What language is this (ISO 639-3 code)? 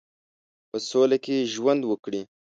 pus